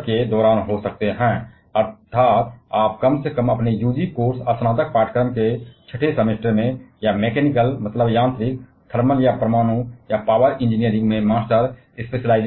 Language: Hindi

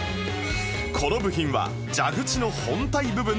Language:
Japanese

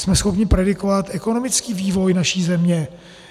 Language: Czech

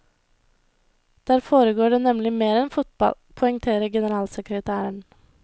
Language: Norwegian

